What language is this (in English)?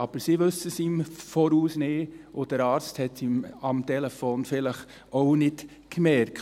Swiss German